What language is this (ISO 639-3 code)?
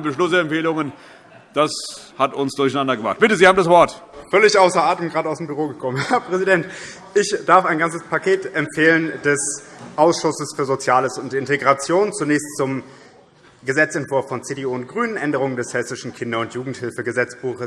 deu